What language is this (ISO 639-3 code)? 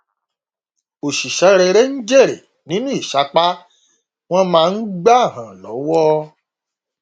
yor